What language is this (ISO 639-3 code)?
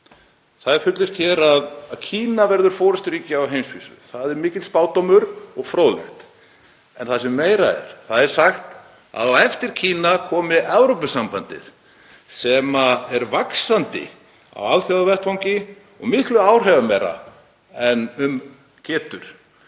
isl